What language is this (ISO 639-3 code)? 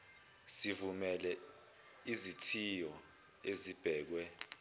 zul